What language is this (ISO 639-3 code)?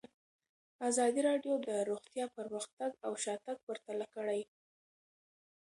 pus